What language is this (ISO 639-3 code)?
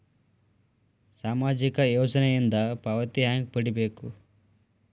kan